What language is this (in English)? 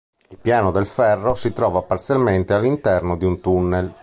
Italian